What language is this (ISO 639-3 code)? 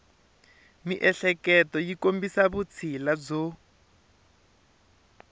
tso